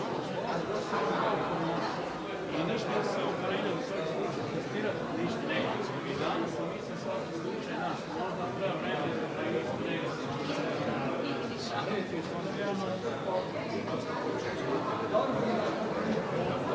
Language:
Croatian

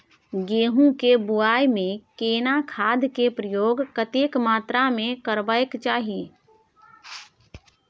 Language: Maithili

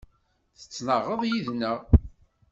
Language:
Kabyle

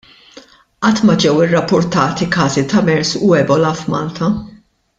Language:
Maltese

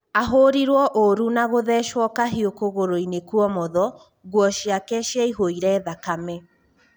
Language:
Kikuyu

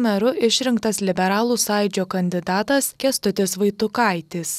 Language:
Lithuanian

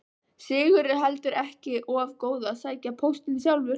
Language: Icelandic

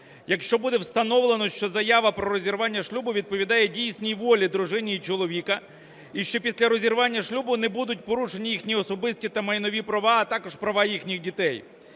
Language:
Ukrainian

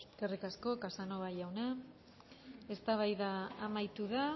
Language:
Basque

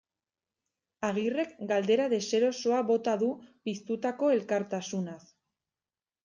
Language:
Basque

